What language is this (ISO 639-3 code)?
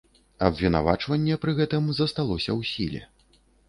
bel